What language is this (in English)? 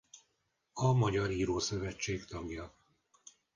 Hungarian